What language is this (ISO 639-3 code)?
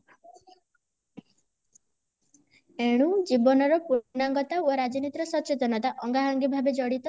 ori